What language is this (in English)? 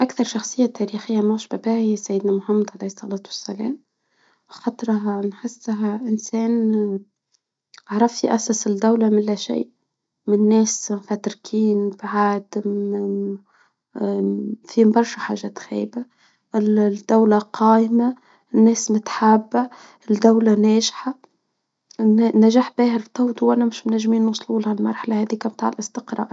Tunisian Arabic